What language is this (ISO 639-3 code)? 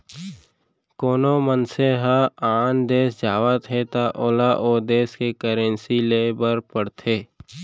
hne